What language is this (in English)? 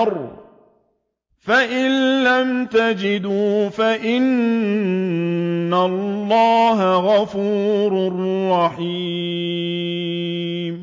Arabic